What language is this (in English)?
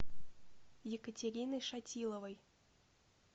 Russian